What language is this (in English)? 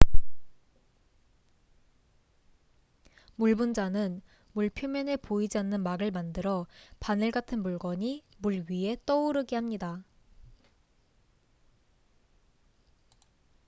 Korean